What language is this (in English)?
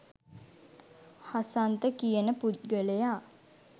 Sinhala